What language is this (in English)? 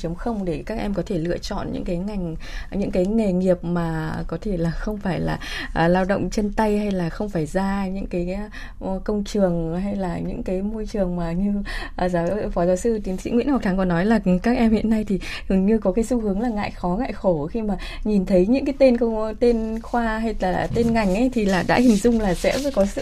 Vietnamese